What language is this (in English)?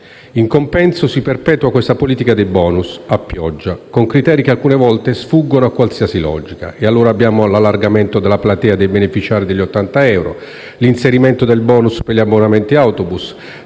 Italian